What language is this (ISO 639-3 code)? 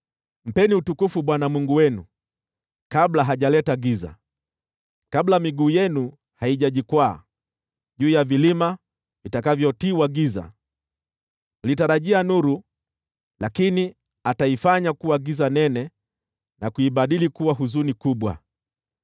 swa